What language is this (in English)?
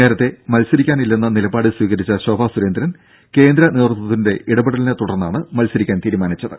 Malayalam